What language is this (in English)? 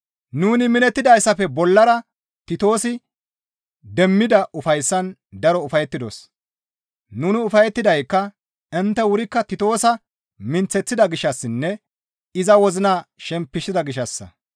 Gamo